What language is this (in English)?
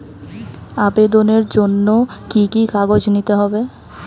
Bangla